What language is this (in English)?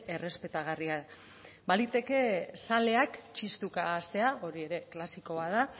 Basque